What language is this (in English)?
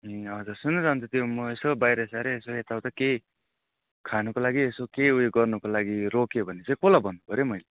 Nepali